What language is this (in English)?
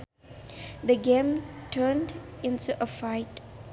Sundanese